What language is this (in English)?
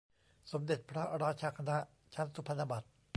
Thai